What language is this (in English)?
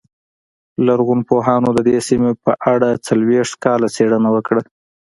Pashto